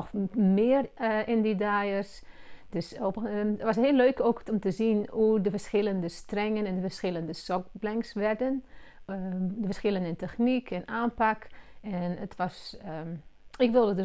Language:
Dutch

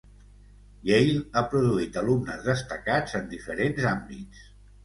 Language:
Catalan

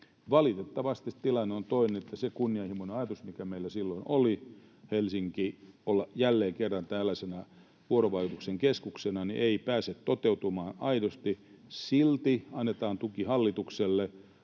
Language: Finnish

